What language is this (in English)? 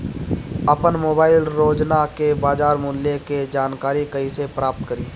Bhojpuri